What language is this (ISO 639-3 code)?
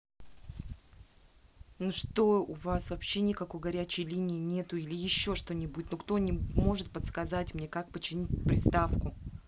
rus